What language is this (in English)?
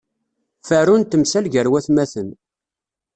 Kabyle